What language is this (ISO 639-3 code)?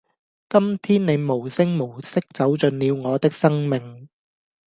yue